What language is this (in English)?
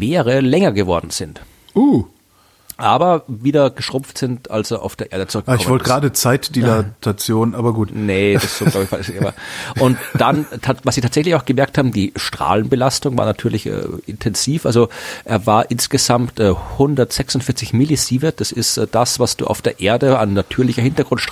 German